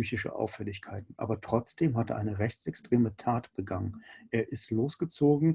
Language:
German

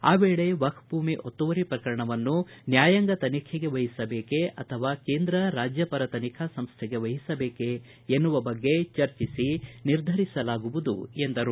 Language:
Kannada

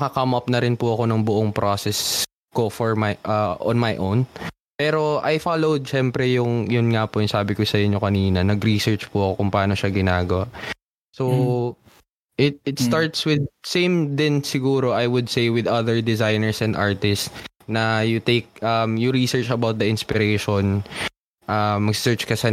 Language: Filipino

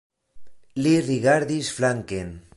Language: Esperanto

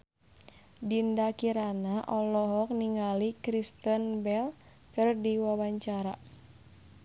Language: Sundanese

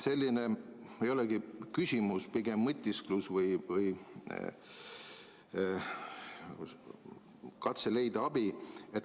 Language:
Estonian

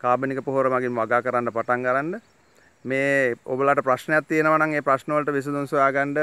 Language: Hindi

